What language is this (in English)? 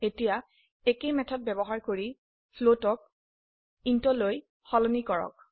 Assamese